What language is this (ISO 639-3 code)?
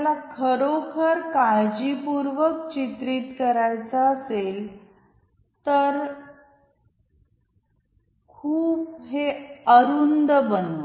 mar